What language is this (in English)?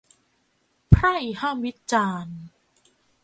Thai